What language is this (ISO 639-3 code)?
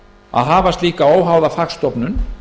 isl